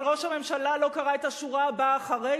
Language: Hebrew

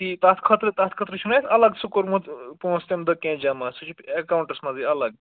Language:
Kashmiri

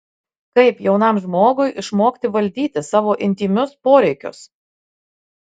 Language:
Lithuanian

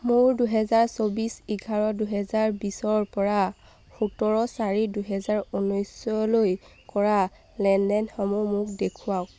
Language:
Assamese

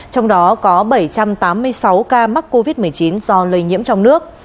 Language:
Vietnamese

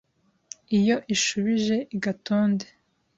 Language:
Kinyarwanda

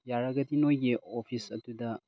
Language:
Manipuri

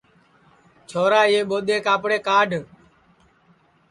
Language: Sansi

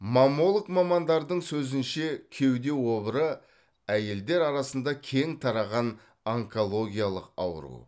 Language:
Kazakh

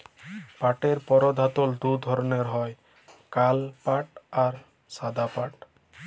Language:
Bangla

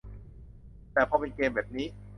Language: Thai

